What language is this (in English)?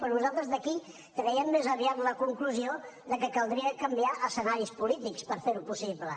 Catalan